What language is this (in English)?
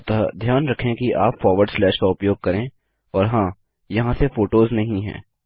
Hindi